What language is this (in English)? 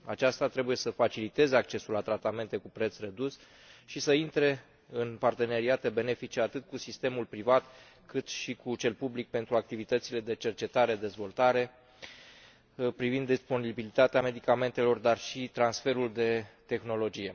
Romanian